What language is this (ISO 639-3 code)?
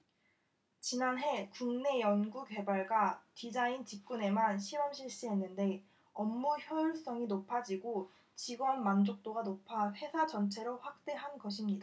kor